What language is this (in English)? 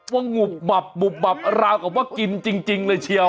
Thai